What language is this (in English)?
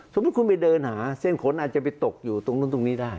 Thai